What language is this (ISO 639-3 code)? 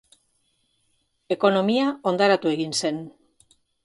eus